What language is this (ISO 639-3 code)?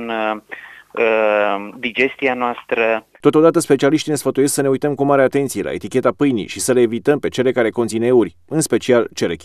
ron